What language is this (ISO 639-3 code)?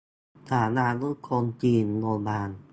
tha